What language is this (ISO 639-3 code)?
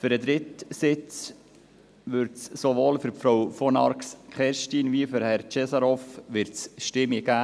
gsw